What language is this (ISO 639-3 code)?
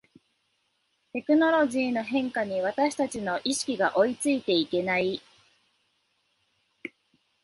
jpn